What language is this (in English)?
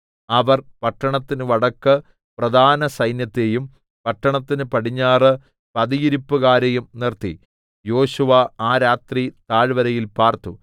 Malayalam